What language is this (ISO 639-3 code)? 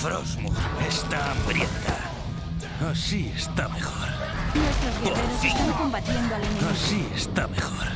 spa